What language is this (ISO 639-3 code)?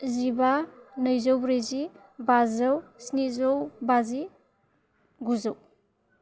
brx